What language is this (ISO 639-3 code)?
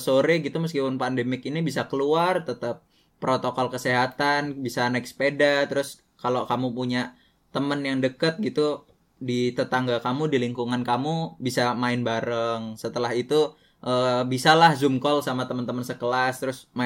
ind